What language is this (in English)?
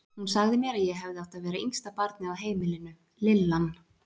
Icelandic